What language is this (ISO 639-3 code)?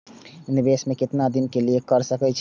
mai